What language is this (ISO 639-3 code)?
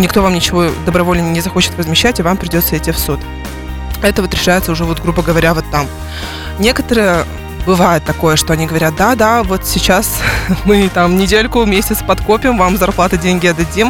rus